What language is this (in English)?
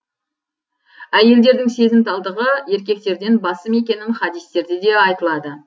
Kazakh